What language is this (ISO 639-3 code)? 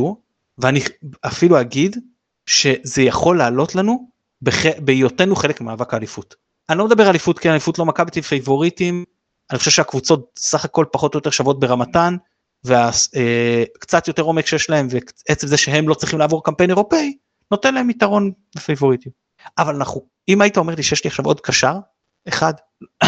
heb